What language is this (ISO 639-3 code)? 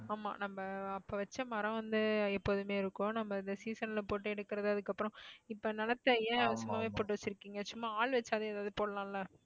tam